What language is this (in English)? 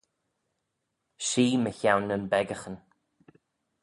Manx